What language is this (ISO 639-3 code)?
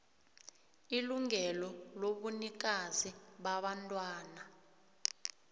nbl